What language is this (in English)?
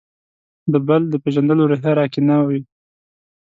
Pashto